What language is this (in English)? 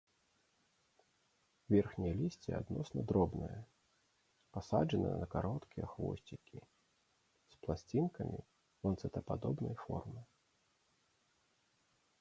Belarusian